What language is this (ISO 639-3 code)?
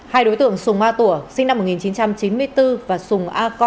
vie